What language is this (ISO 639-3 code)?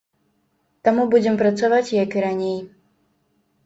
bel